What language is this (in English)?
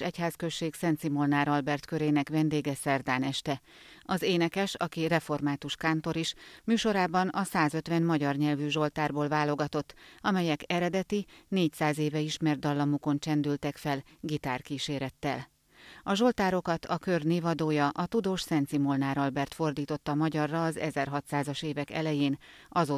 Hungarian